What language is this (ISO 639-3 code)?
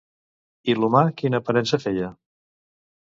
cat